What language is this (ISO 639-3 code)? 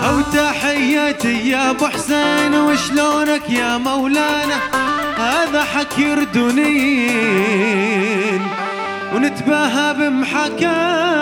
ara